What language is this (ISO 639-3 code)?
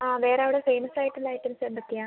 mal